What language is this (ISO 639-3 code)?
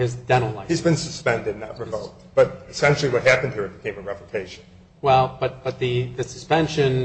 eng